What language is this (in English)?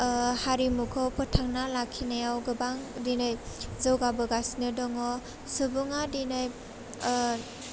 Bodo